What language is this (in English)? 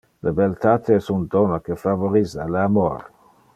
Interlingua